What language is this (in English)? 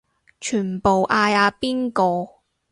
Cantonese